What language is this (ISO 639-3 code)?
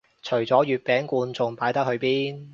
yue